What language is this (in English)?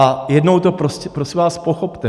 Czech